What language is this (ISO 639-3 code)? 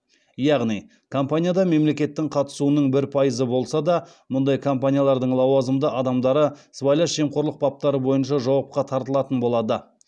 kaz